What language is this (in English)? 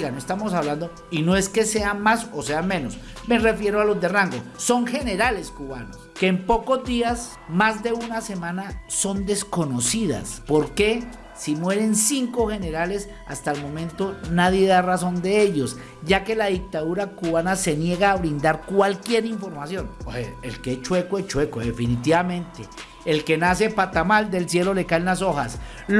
Spanish